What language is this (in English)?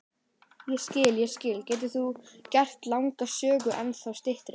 Icelandic